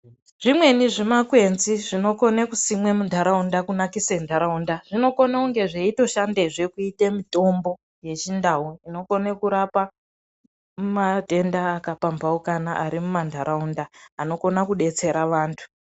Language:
Ndau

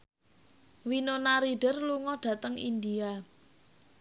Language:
Javanese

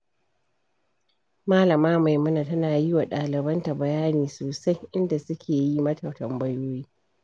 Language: Hausa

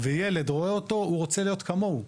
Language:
Hebrew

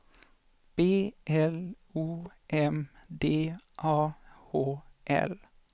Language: Swedish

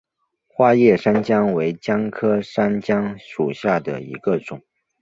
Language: Chinese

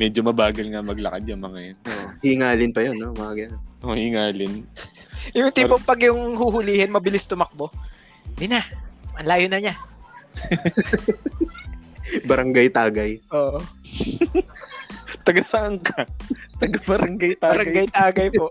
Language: Filipino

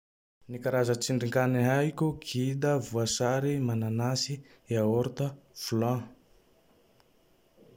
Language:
Tandroy-Mahafaly Malagasy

